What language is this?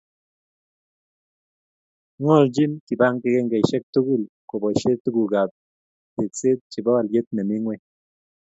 Kalenjin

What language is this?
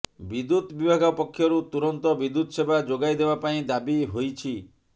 Odia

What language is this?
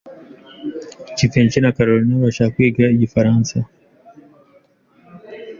Kinyarwanda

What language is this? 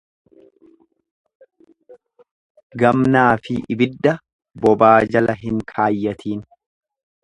Oromo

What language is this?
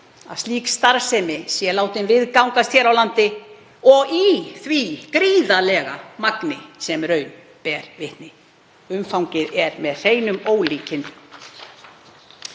Icelandic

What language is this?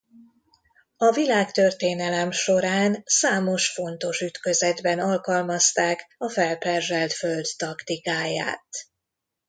Hungarian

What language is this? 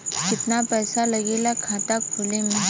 Bhojpuri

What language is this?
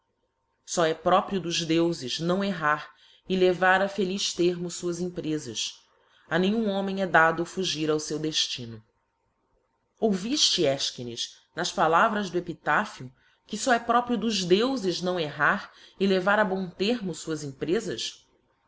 Portuguese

